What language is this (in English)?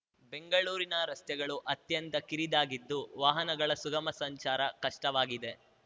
Kannada